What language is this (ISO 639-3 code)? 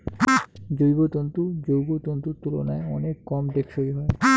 ben